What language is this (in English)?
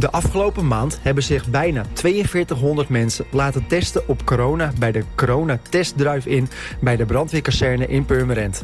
Dutch